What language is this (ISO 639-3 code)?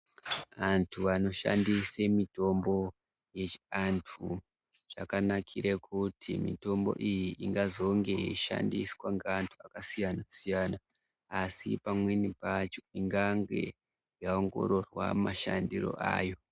ndc